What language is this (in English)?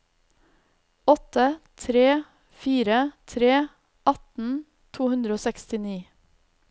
Norwegian